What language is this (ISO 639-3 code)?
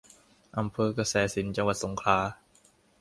tha